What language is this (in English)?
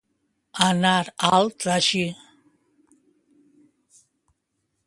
Catalan